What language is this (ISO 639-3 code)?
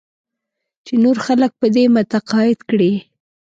pus